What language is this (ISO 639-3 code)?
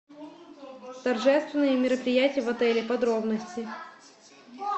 rus